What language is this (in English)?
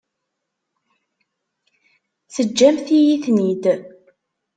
Kabyle